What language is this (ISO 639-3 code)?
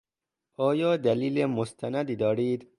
fas